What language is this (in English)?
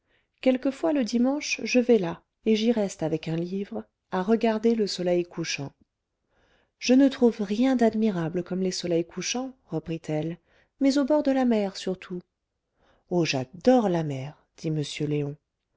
French